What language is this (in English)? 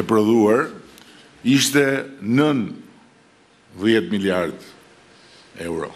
Romanian